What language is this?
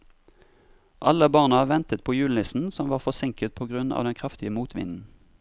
Norwegian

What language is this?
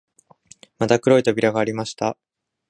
Japanese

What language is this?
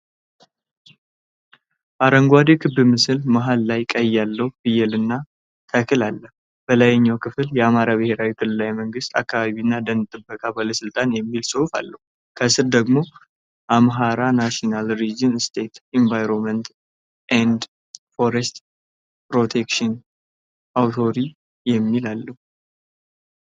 Amharic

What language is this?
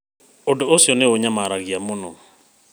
Kikuyu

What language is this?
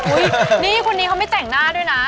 Thai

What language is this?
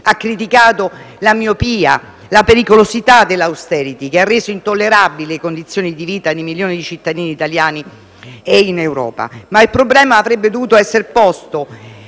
Italian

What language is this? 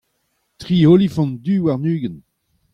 Breton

